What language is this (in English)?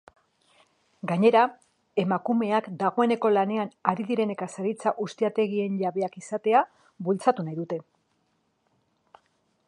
Basque